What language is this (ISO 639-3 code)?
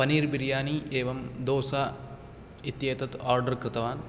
san